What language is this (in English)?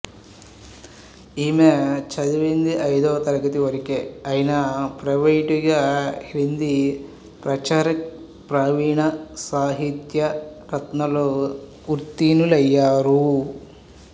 Telugu